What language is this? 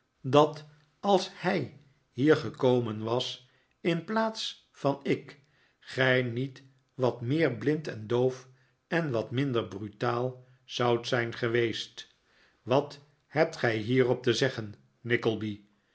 Dutch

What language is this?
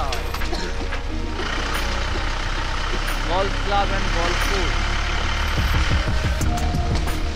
Bangla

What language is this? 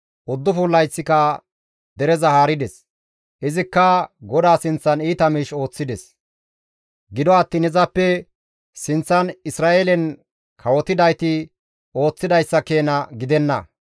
Gamo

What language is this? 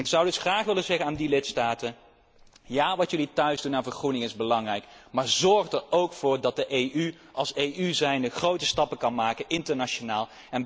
Dutch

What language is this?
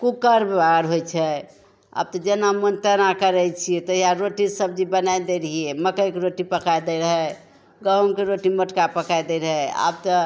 Maithili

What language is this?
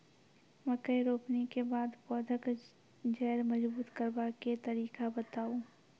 Maithili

